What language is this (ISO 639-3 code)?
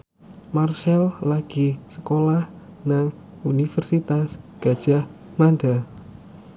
jav